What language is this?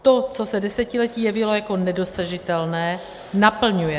Czech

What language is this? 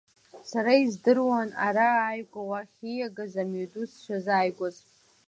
Abkhazian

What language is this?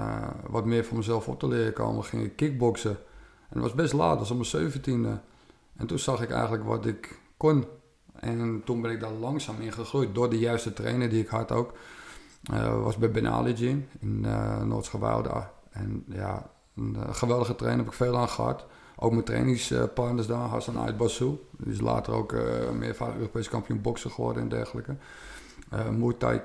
Dutch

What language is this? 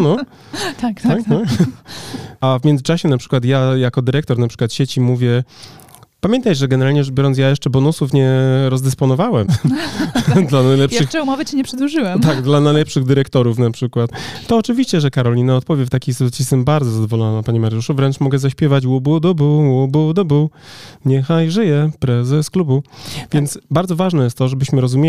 Polish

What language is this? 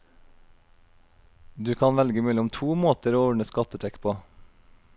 Norwegian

